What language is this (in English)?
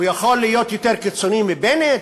Hebrew